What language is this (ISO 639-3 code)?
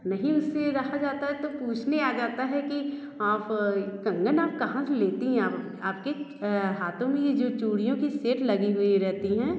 hin